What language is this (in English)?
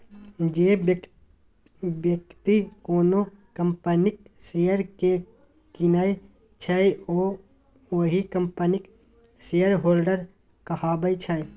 Maithili